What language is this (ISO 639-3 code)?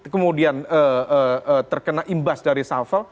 ind